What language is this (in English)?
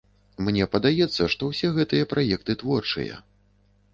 Belarusian